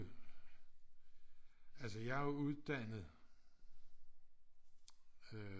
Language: Danish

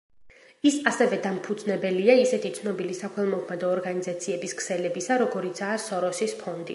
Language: Georgian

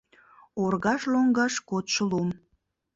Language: Mari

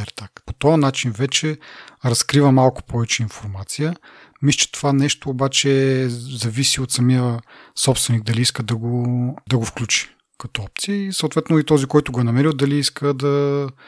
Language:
Bulgarian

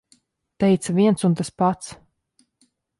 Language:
Latvian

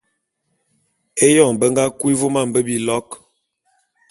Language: Bulu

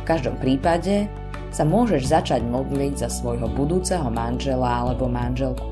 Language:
Slovak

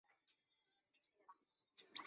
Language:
Chinese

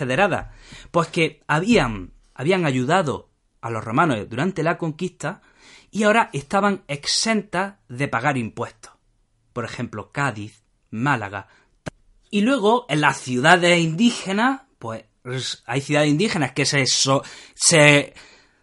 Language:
Spanish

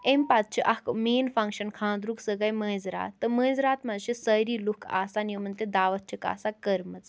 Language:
Kashmiri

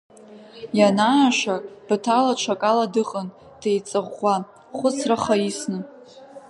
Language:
Abkhazian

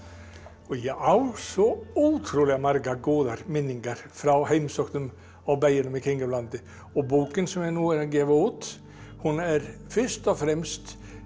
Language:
Icelandic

